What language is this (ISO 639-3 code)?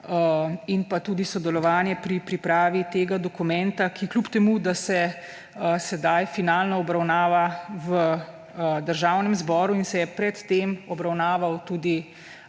slv